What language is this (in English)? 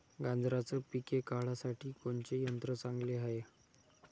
Marathi